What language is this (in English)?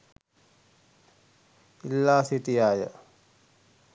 Sinhala